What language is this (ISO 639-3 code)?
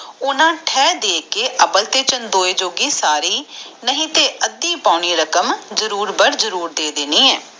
pan